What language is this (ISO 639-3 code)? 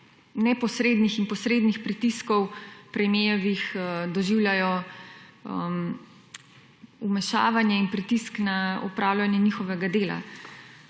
slv